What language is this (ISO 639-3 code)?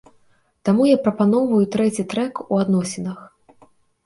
bel